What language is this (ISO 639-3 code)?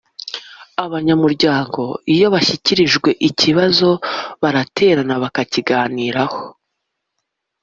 kin